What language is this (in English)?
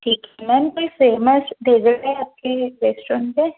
Hindi